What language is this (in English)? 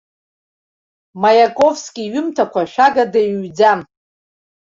Abkhazian